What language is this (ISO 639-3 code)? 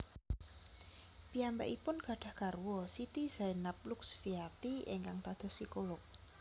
jav